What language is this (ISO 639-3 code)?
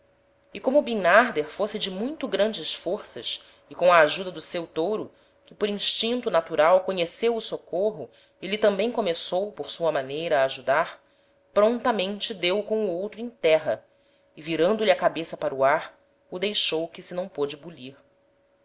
por